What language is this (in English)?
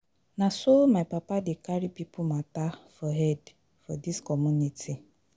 Nigerian Pidgin